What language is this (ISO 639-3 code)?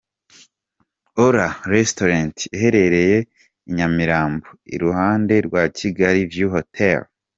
kin